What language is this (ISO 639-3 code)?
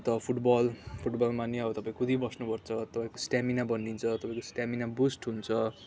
nep